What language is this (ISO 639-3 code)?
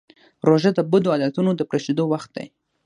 pus